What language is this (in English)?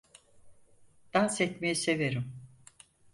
Turkish